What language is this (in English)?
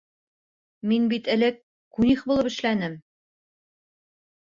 Bashkir